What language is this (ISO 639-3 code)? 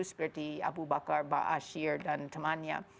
ind